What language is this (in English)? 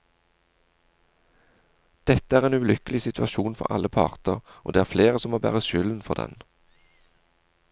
Norwegian